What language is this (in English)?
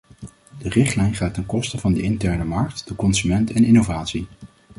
Dutch